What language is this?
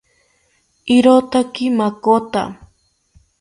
South Ucayali Ashéninka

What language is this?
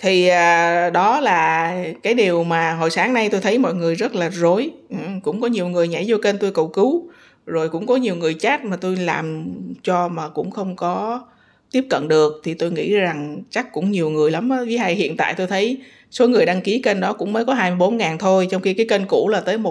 Vietnamese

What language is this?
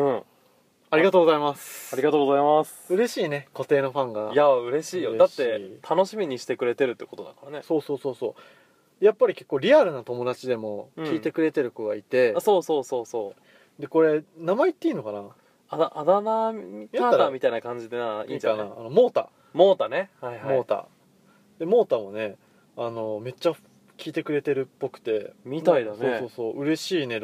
Japanese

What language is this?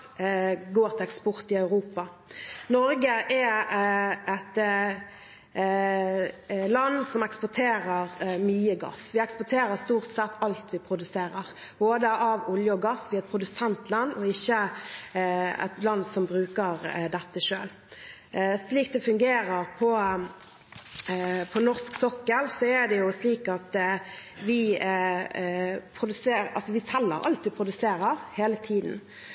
Norwegian Bokmål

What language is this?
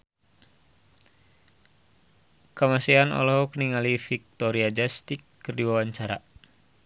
Sundanese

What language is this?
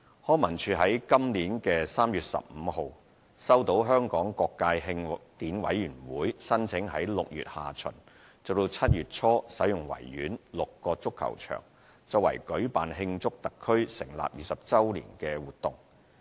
Cantonese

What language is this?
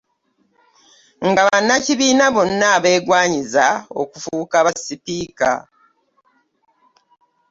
Ganda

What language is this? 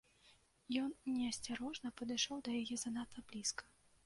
Belarusian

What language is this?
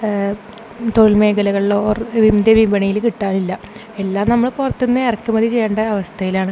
Malayalam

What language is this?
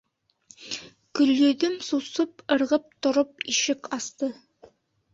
Bashkir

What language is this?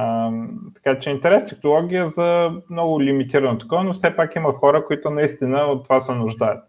Bulgarian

